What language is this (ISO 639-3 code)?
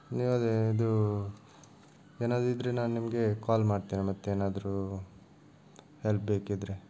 kan